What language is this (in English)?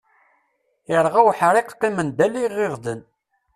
Kabyle